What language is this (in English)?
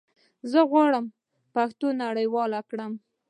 Pashto